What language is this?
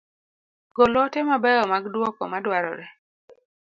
Luo (Kenya and Tanzania)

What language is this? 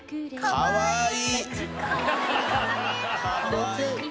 Japanese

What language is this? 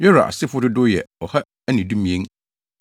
Akan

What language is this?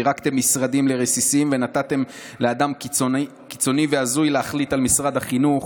Hebrew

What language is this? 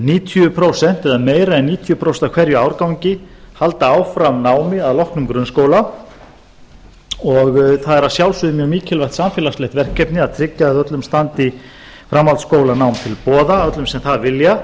Icelandic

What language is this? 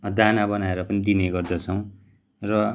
Nepali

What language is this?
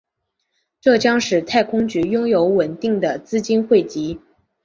Chinese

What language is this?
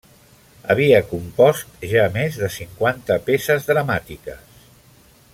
Catalan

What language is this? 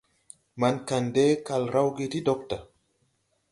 Tupuri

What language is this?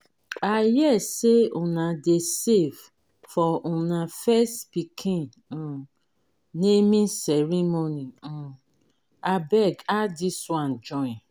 Nigerian Pidgin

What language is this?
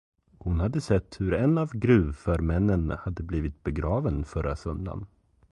Swedish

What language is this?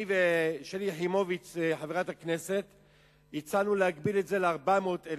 Hebrew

